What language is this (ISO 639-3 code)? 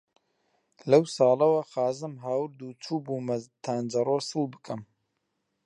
ckb